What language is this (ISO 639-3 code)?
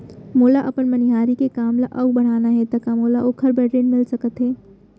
hne